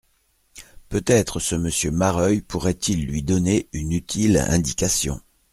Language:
French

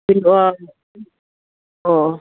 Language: Manipuri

